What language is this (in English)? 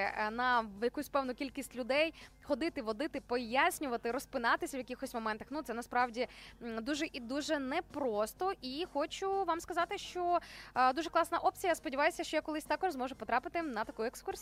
Ukrainian